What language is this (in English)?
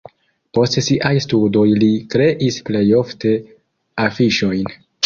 Esperanto